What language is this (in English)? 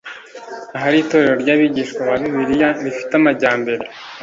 Kinyarwanda